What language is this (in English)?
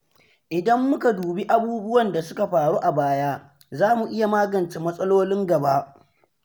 Hausa